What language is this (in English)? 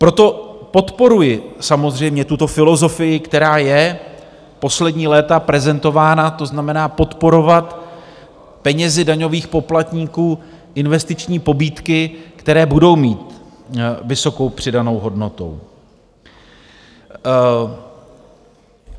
Czech